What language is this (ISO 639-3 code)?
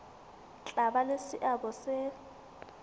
sot